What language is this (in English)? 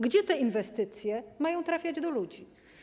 Polish